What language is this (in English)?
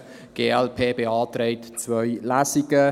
Swiss German